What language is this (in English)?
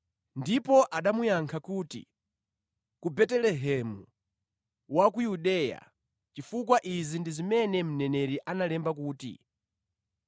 Nyanja